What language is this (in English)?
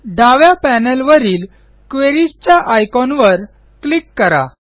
Marathi